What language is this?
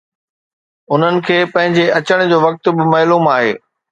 Sindhi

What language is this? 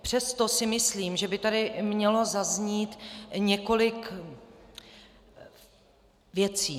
Czech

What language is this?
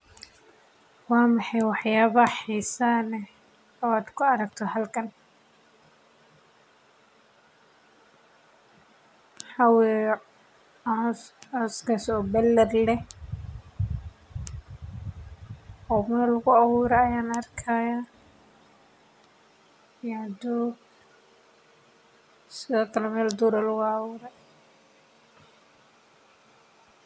Somali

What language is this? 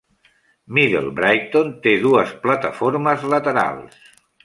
Catalan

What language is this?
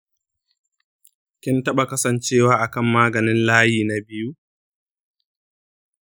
Hausa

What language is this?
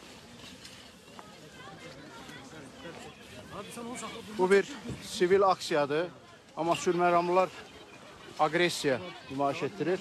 Turkish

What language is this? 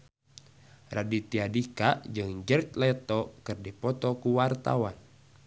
Sundanese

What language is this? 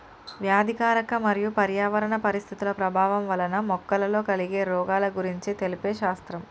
Telugu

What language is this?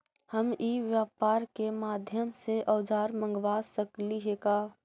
Magahi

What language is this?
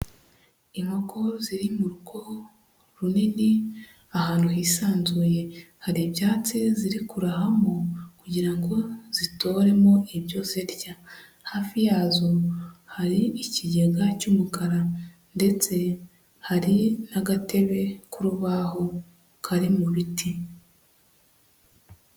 Kinyarwanda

